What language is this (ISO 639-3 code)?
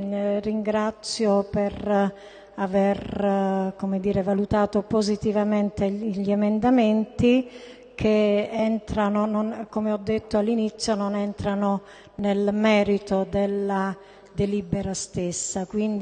ita